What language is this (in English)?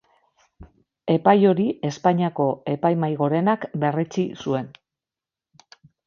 Basque